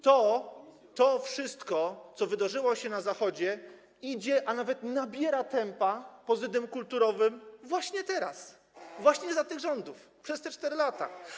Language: Polish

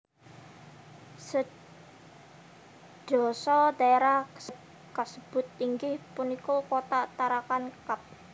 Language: Javanese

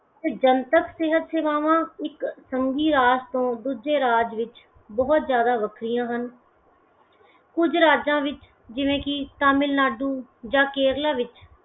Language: Punjabi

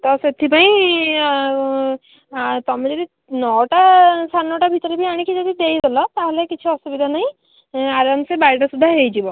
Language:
Odia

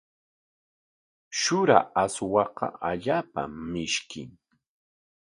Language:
Corongo Ancash Quechua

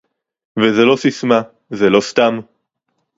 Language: Hebrew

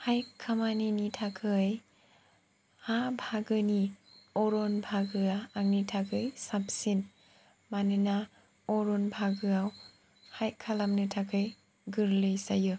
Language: Bodo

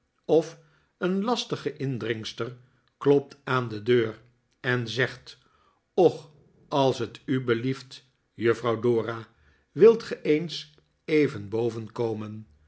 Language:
Dutch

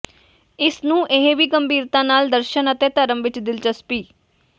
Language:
Punjabi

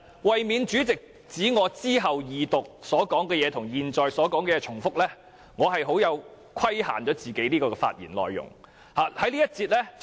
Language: Cantonese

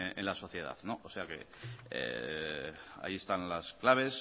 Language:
Spanish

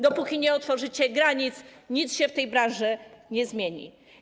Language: Polish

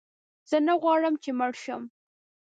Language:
Pashto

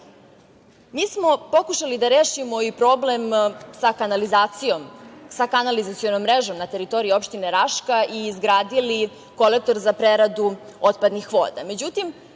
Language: Serbian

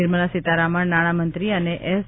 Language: Gujarati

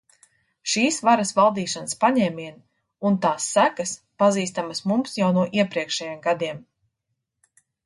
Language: Latvian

